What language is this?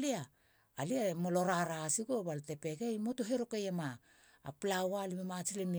Halia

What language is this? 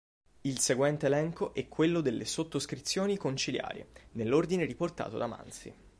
Italian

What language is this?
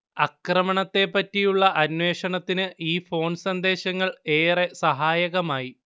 Malayalam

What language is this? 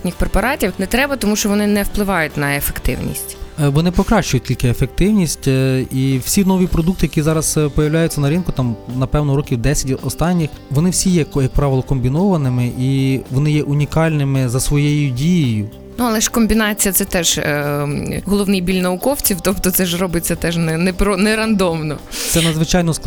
Ukrainian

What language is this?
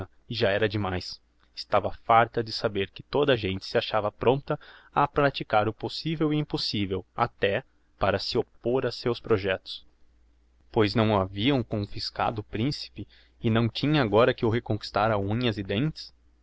Portuguese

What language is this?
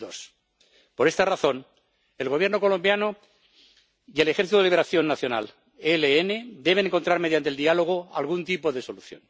Spanish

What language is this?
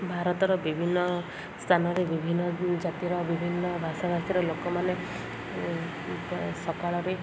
Odia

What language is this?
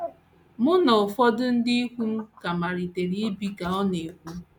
Igbo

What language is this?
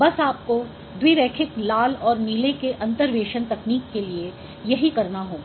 Hindi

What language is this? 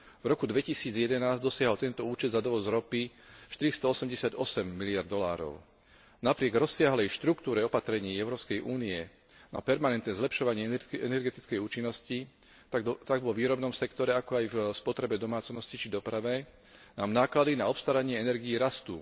Slovak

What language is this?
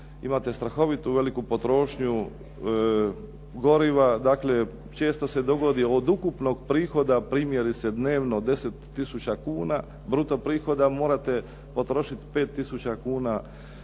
Croatian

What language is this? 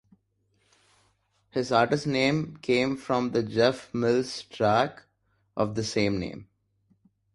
English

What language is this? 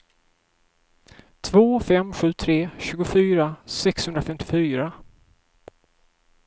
Swedish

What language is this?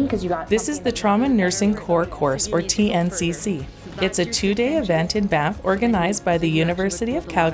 English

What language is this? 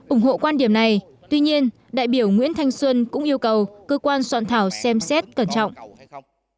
Vietnamese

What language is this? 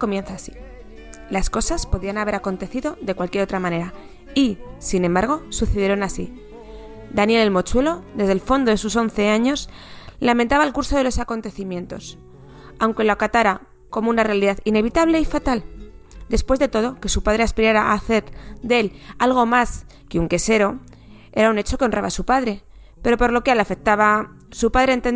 Spanish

